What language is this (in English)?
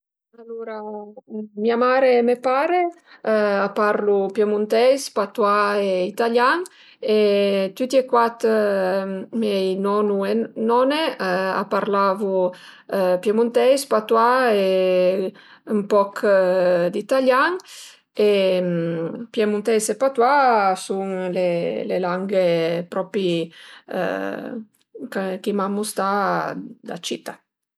Piedmontese